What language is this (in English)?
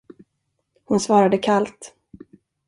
Swedish